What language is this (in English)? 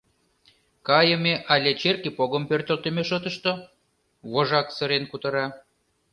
Mari